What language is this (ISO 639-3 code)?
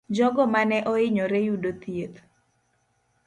luo